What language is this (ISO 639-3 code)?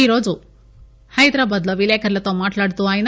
tel